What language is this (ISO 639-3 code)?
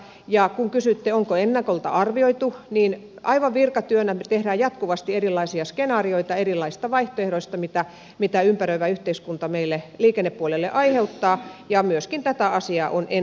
fin